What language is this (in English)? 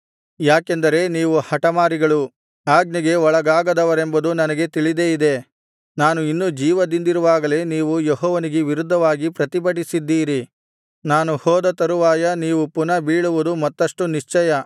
Kannada